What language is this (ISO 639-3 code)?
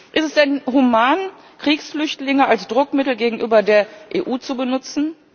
deu